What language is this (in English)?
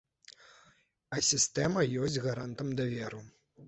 Belarusian